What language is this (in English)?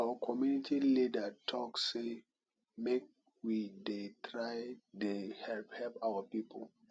Nigerian Pidgin